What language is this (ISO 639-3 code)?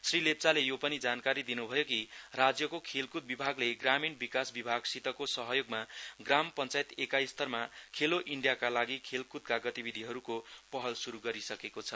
nep